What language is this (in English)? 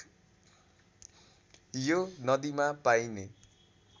Nepali